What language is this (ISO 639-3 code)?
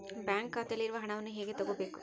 kan